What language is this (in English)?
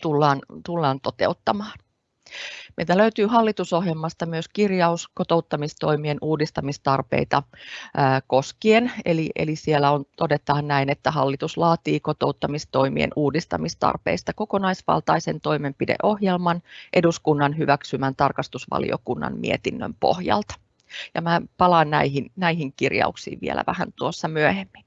Finnish